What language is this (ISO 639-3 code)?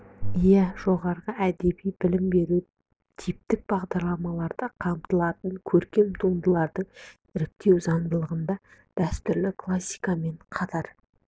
kaz